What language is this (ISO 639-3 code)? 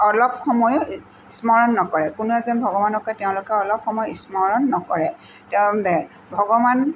asm